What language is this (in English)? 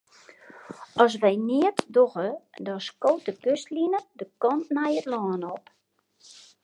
Western Frisian